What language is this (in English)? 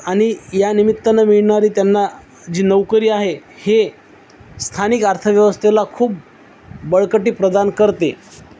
Marathi